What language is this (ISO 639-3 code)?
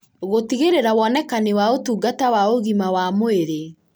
kik